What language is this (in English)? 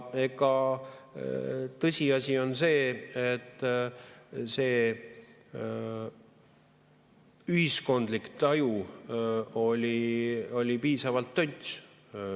Estonian